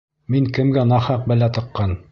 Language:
Bashkir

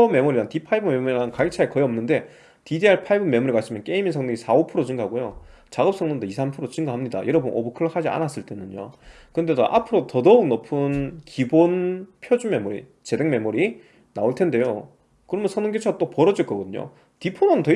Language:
Korean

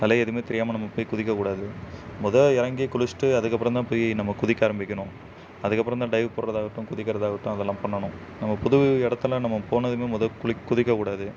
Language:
Tamil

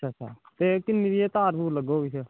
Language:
Dogri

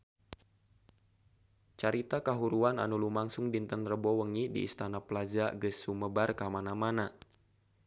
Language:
Sundanese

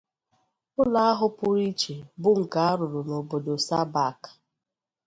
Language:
Igbo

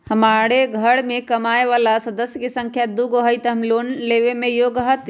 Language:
Magahi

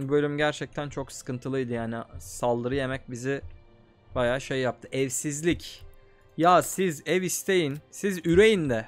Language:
Turkish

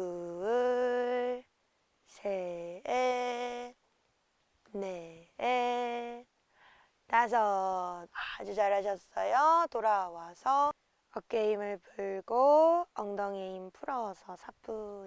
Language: Korean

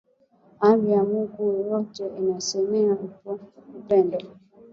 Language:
Swahili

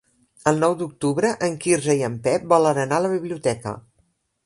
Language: Catalan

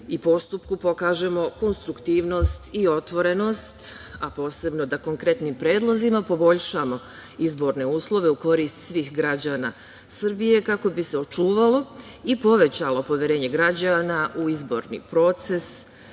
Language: Serbian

